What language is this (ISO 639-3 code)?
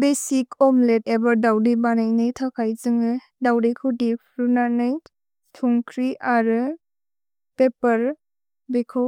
brx